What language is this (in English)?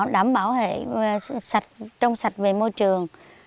Vietnamese